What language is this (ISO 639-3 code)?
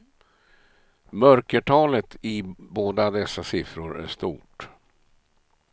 swe